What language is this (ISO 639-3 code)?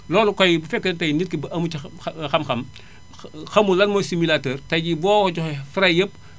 wol